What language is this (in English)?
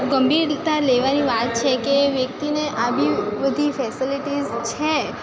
Gujarati